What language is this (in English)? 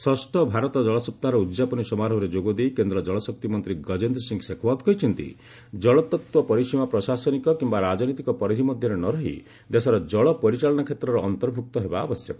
Odia